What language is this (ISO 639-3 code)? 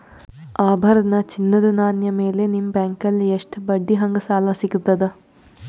kan